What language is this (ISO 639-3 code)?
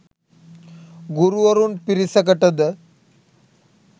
sin